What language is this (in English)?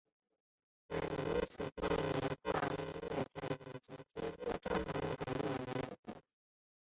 Chinese